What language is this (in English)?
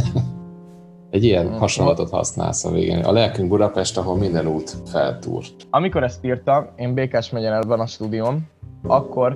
Hungarian